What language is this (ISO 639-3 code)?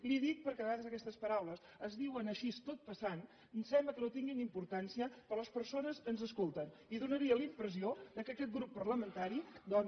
cat